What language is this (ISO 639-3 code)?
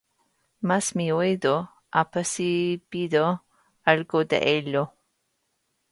spa